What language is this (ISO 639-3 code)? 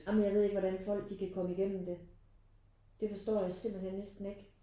dan